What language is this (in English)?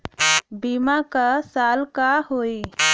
Bhojpuri